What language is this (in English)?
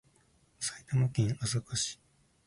Japanese